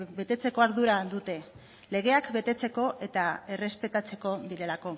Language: Basque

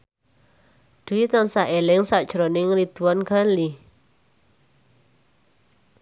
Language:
Javanese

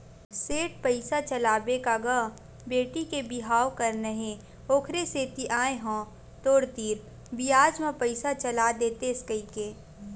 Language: Chhattisgarhi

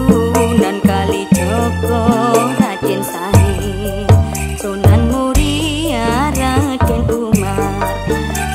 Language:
Thai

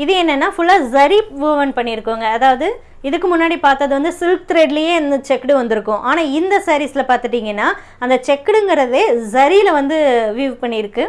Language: Tamil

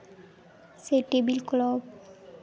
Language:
Santali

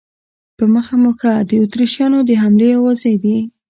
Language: Pashto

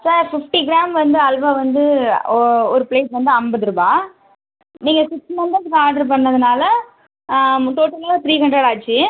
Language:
Tamil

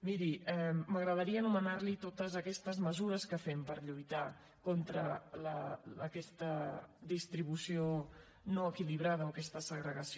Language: Catalan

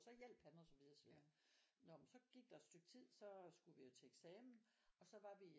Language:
Danish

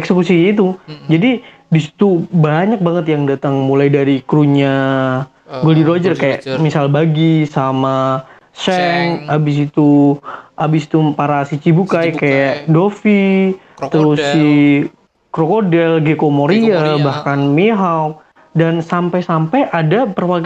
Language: Indonesian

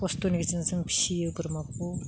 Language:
Bodo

